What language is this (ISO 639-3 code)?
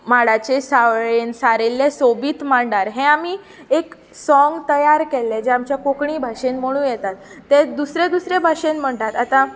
kok